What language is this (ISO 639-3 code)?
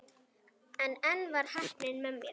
isl